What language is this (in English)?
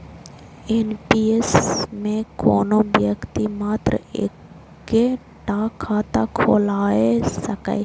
Maithili